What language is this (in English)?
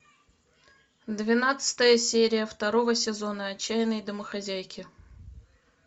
Russian